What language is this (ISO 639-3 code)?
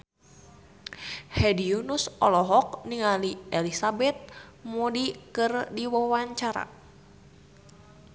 sun